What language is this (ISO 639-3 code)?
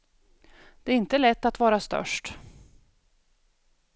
swe